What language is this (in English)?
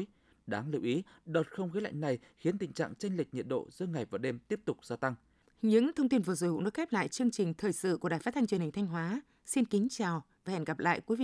Vietnamese